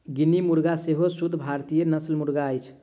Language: Maithili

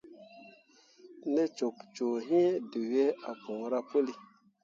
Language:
Mundang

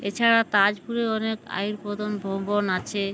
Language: Bangla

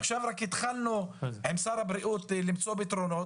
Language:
Hebrew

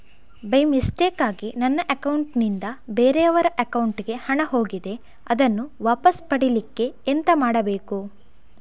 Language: Kannada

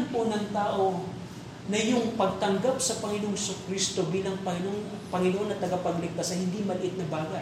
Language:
Filipino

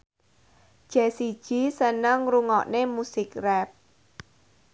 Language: Javanese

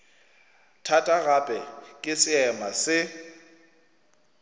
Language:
Northern Sotho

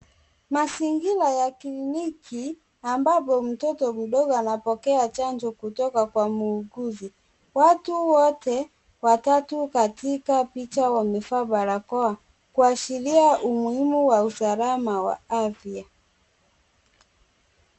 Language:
Swahili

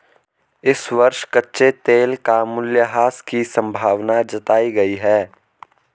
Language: Hindi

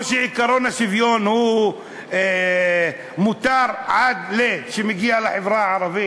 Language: Hebrew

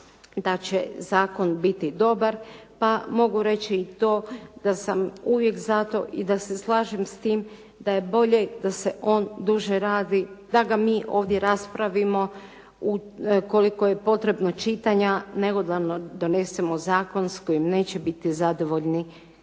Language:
Croatian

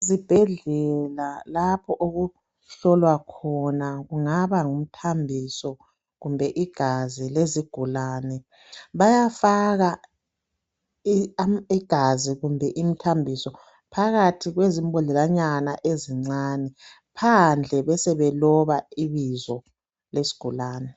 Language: North Ndebele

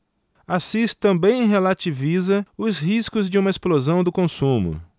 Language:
Portuguese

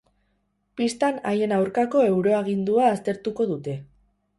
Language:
Basque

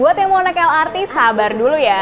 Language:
Indonesian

